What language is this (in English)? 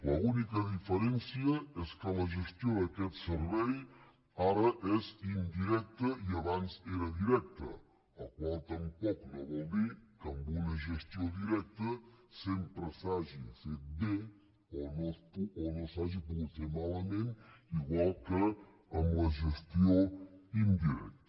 Catalan